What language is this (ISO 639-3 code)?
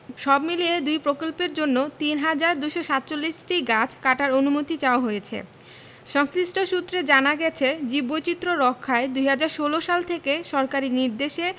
ben